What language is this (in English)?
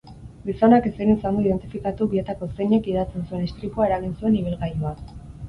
Basque